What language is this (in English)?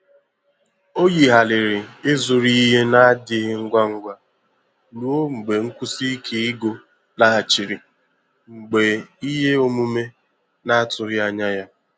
Igbo